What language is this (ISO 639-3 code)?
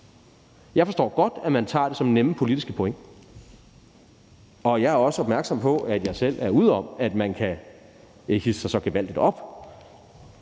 dan